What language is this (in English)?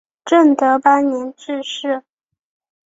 Chinese